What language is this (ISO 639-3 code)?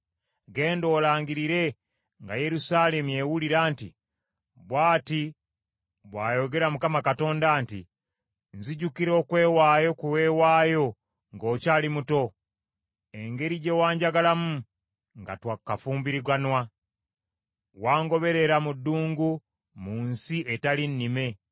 lug